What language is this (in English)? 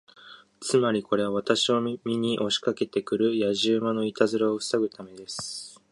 Japanese